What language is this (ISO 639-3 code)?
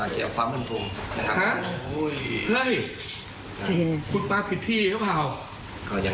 tha